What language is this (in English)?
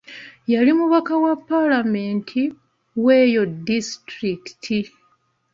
Ganda